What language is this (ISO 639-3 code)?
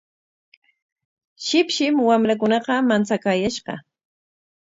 qwa